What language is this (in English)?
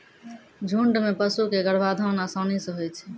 Maithili